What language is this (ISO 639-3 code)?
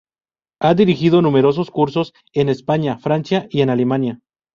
spa